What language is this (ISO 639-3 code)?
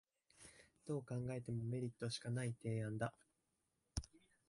jpn